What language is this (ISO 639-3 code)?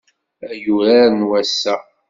kab